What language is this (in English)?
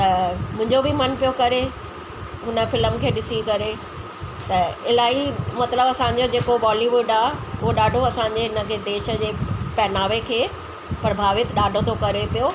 Sindhi